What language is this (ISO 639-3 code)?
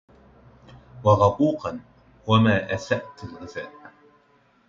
ara